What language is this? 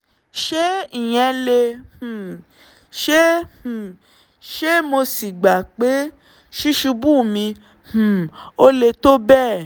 Yoruba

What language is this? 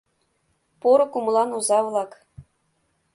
Mari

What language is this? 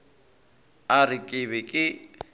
Northern Sotho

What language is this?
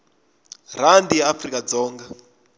Tsonga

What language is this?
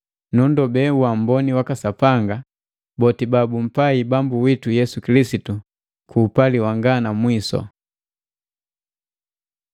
Matengo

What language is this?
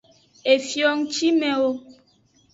Aja (Benin)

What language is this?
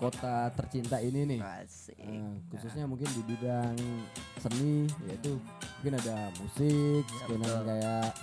Indonesian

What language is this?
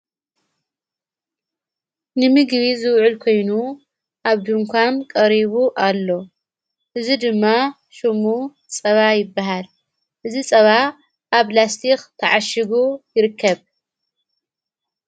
Tigrinya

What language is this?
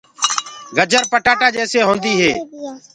Gurgula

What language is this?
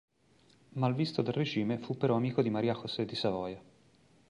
Italian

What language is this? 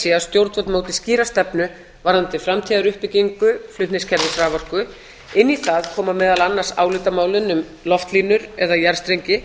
Icelandic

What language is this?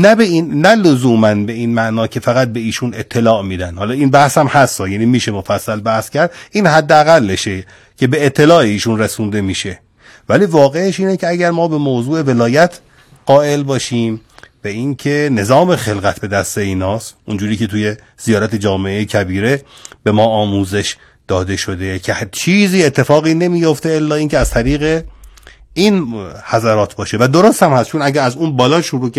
Persian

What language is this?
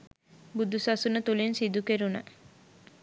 Sinhala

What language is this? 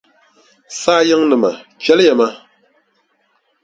Dagbani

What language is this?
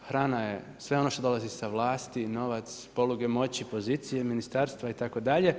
Croatian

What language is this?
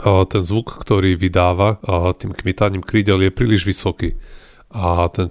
Slovak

